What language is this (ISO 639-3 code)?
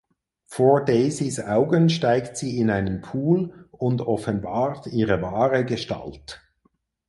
deu